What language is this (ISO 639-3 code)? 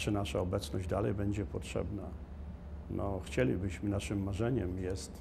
pol